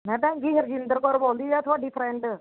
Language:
Punjabi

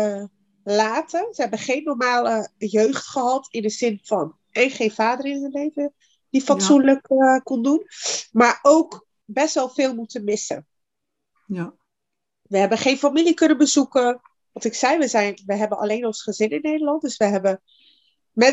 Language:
Dutch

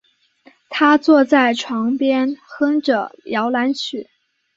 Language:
Chinese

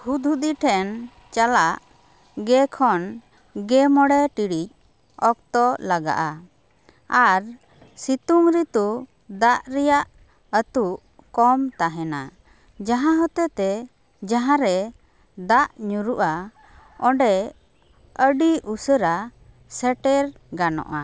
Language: Santali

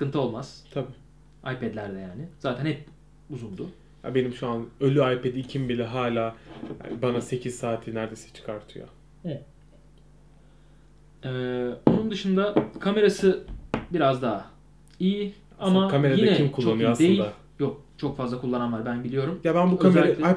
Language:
Turkish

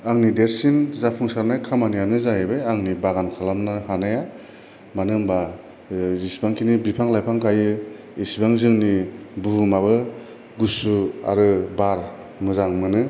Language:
Bodo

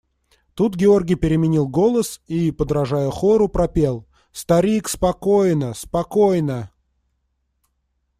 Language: Russian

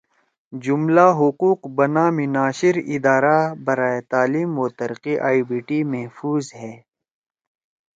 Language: Torwali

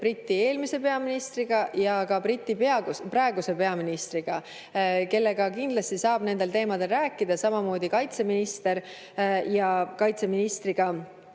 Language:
Estonian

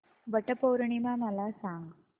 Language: Marathi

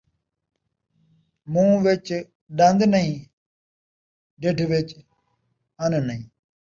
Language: Saraiki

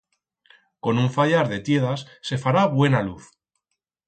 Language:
Aragonese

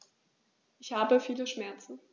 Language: German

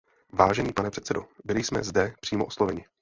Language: Czech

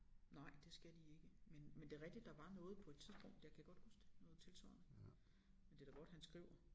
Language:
Danish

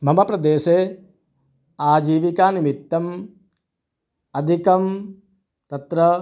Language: Sanskrit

